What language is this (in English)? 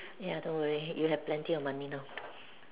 English